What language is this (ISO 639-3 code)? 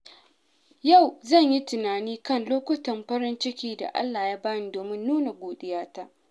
hau